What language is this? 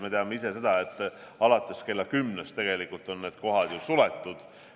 Estonian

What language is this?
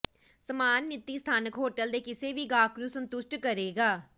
Punjabi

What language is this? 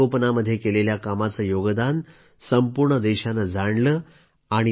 Marathi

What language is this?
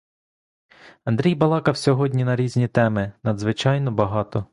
Ukrainian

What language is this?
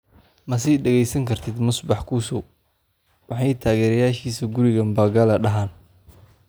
Somali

